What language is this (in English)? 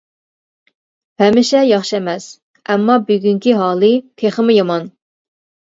Uyghur